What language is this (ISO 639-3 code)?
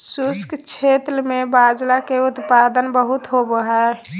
mag